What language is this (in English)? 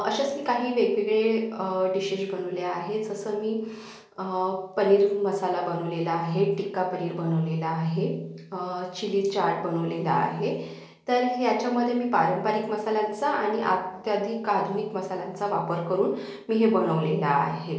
Marathi